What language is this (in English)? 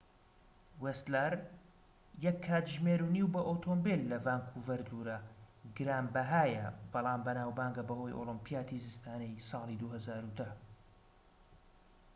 Central Kurdish